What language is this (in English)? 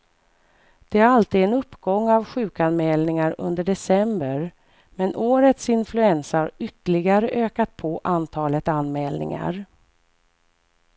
Swedish